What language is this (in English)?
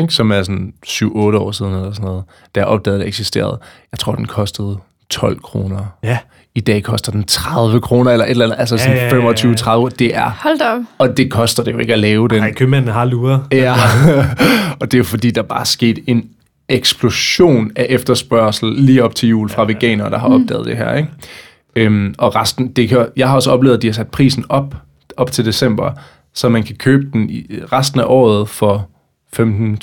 Danish